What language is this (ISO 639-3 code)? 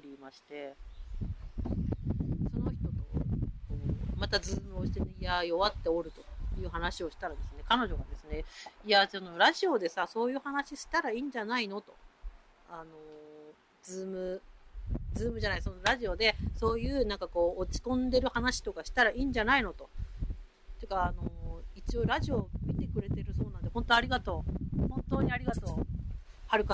jpn